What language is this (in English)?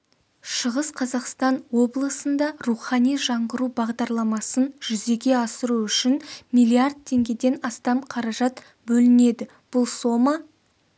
Kazakh